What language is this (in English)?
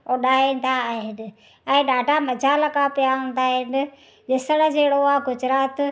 Sindhi